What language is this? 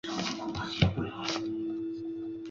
Chinese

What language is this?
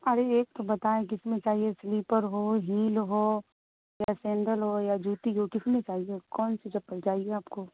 Urdu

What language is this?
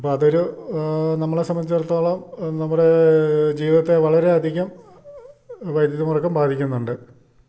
Malayalam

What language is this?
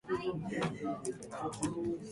Japanese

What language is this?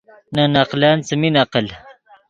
Yidgha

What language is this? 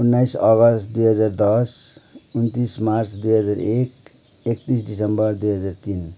Nepali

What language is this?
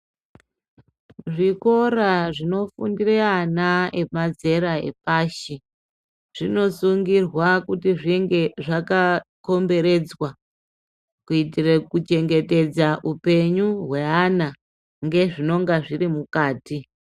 Ndau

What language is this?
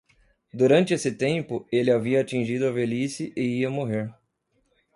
Portuguese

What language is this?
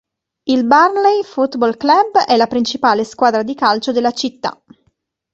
Italian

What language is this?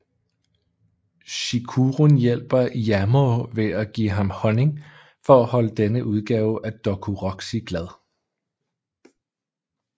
Danish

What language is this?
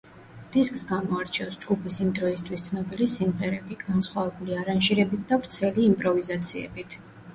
Georgian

